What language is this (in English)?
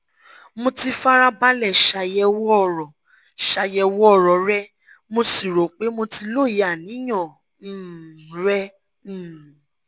Yoruba